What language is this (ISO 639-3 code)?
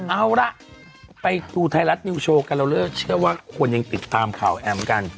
tha